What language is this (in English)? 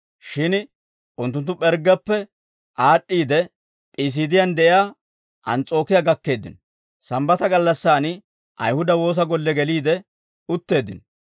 Dawro